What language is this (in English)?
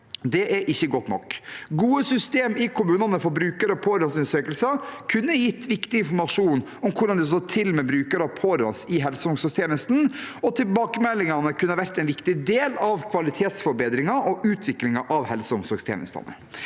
Norwegian